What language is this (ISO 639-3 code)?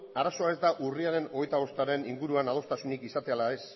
eus